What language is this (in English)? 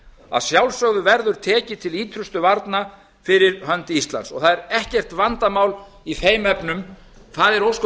Icelandic